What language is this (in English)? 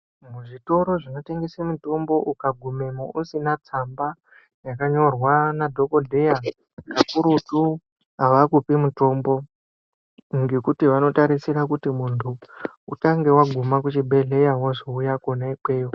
Ndau